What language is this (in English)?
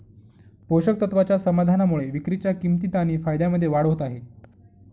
Marathi